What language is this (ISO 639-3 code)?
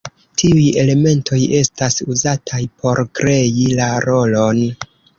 epo